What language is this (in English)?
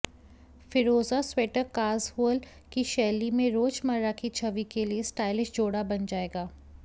Hindi